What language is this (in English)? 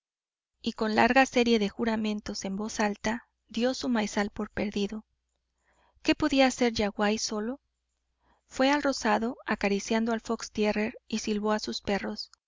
Spanish